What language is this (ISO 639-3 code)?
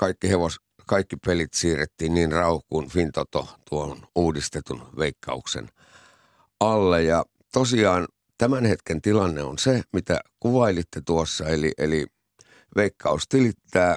fin